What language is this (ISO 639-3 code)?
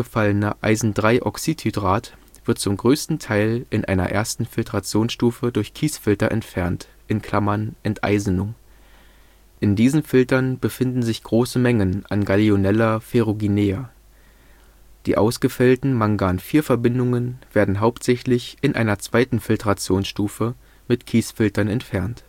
deu